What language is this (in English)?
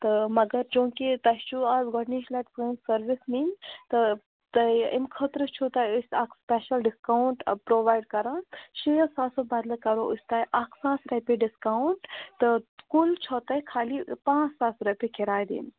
Kashmiri